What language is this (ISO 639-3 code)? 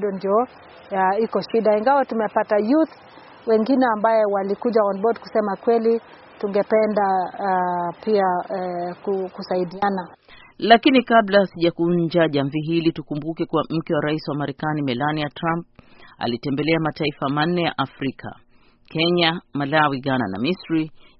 swa